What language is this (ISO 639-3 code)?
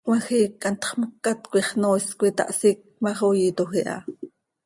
sei